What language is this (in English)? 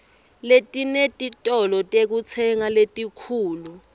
Swati